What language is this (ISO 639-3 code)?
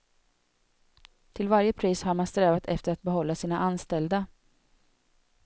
swe